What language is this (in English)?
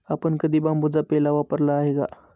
Marathi